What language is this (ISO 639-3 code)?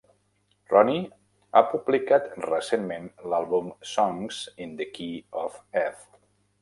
cat